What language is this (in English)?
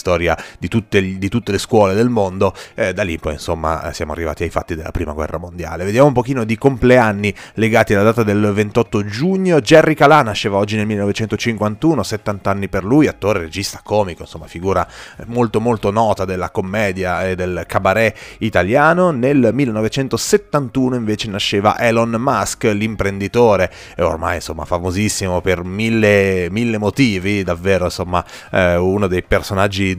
Italian